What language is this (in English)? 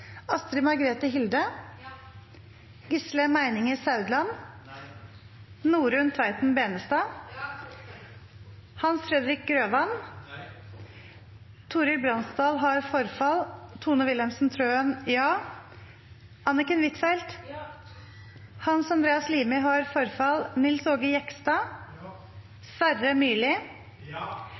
Norwegian Nynorsk